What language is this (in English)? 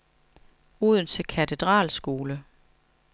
Danish